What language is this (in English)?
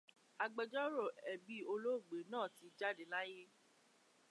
Yoruba